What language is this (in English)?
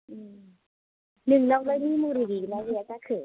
Bodo